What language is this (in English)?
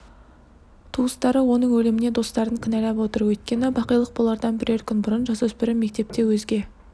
Kazakh